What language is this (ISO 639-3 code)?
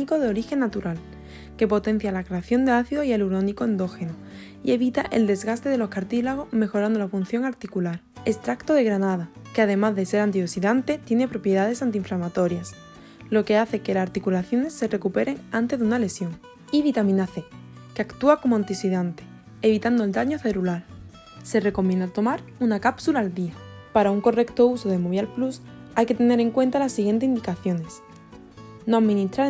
spa